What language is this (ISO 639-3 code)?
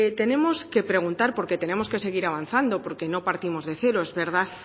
spa